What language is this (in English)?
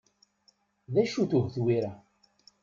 Kabyle